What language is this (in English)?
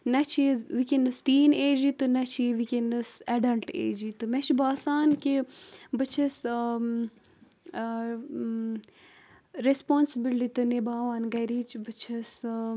Kashmiri